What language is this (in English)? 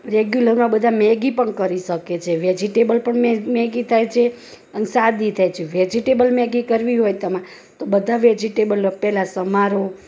Gujarati